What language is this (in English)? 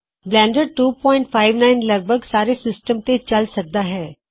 Punjabi